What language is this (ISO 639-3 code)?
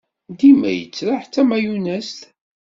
kab